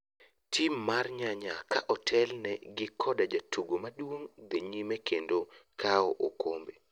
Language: Luo (Kenya and Tanzania)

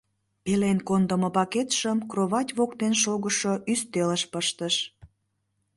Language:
Mari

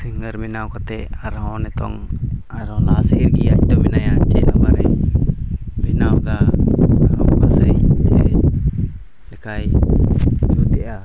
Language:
Santali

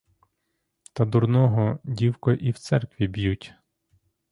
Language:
Ukrainian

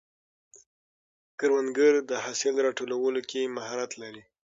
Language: Pashto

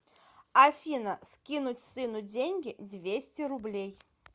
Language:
Russian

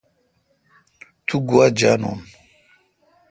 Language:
Kalkoti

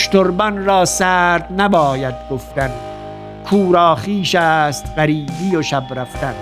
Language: Persian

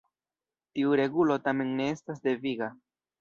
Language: Esperanto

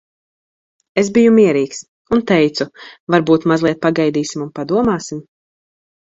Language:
Latvian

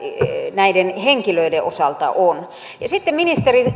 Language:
Finnish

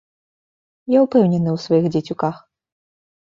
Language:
Belarusian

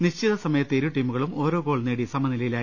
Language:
Malayalam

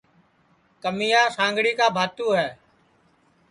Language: Sansi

